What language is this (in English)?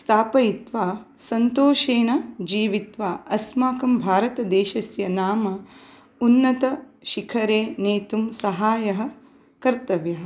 Sanskrit